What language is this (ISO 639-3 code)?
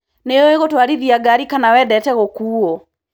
kik